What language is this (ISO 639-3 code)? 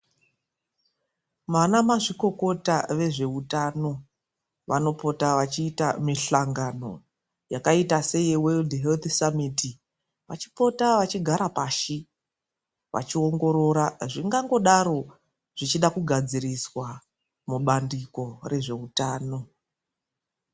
ndc